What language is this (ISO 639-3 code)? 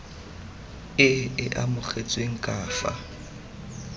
tsn